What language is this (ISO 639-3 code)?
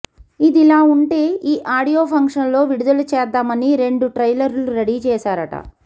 tel